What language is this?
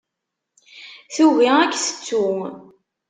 Kabyle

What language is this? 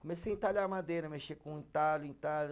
Portuguese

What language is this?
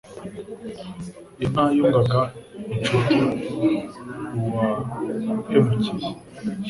Kinyarwanda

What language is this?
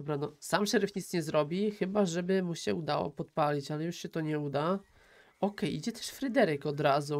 Polish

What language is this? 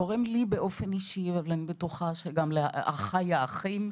Hebrew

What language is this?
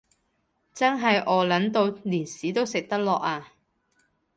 Cantonese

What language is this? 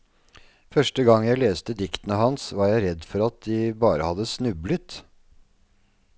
Norwegian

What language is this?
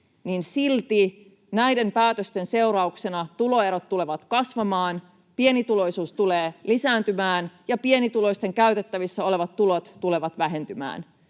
Finnish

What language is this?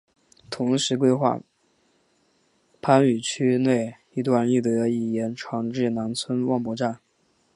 Chinese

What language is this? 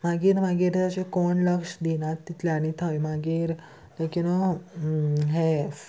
Konkani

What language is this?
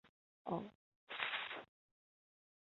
Chinese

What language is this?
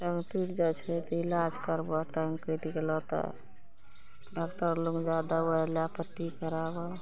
Maithili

